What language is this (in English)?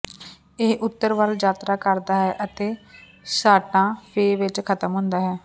Punjabi